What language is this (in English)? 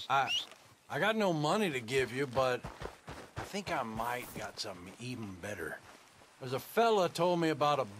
English